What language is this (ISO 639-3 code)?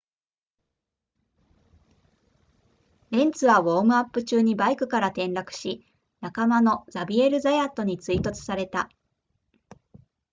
jpn